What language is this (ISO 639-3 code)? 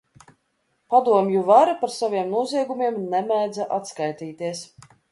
lav